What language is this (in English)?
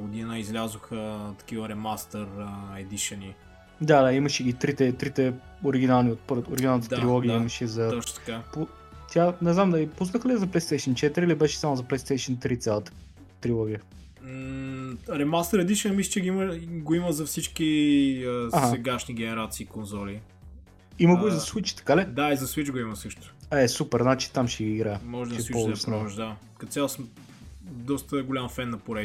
Bulgarian